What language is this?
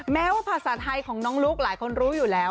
Thai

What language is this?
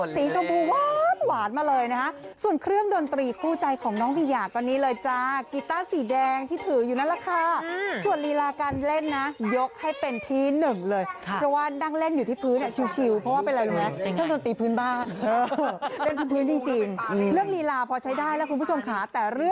Thai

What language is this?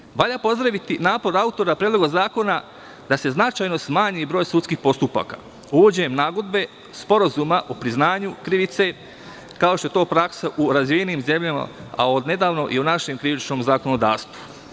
Serbian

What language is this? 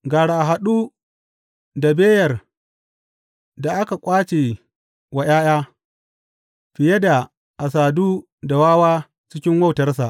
Hausa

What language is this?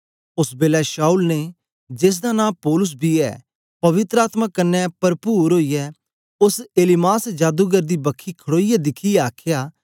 Dogri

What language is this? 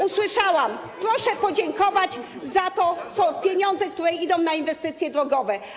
Polish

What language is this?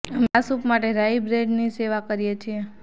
Gujarati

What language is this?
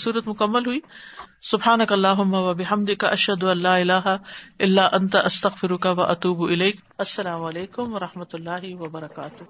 Urdu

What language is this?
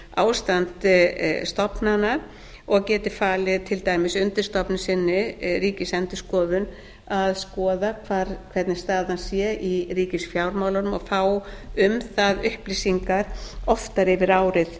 Icelandic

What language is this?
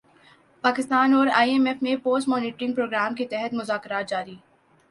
Urdu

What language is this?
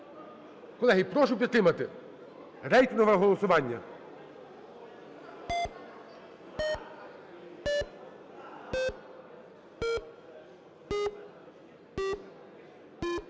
Ukrainian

